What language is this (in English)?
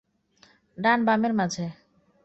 Bangla